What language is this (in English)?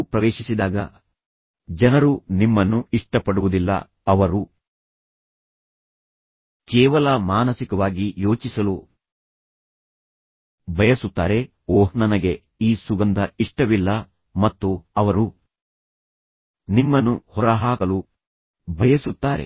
Kannada